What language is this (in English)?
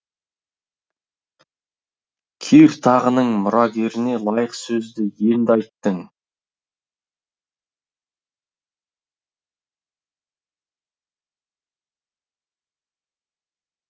Kazakh